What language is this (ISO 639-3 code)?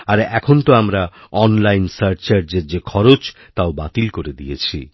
ben